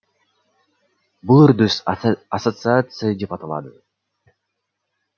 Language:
Kazakh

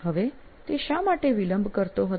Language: Gujarati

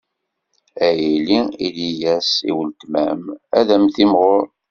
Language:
Kabyle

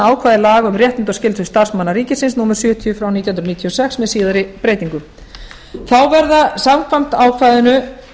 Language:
Icelandic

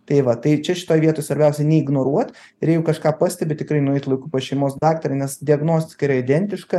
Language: Lithuanian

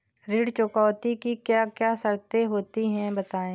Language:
Hindi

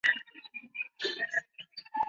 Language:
Chinese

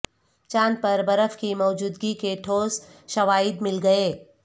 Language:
Urdu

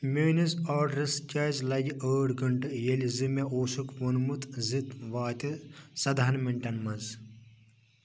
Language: Kashmiri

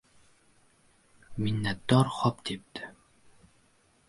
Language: Uzbek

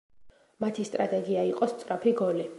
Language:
Georgian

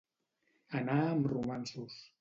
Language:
Catalan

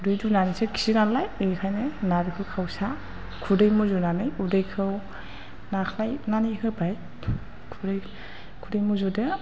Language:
Bodo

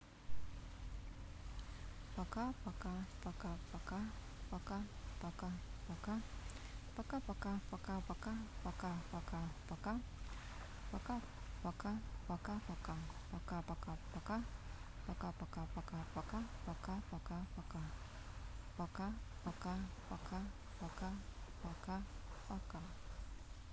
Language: Russian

